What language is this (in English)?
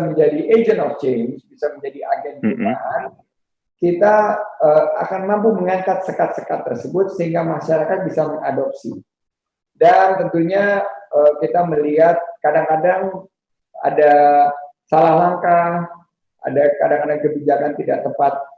Indonesian